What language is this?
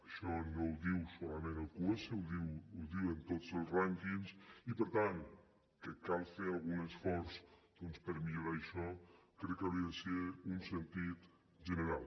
Catalan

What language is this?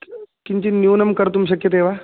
Sanskrit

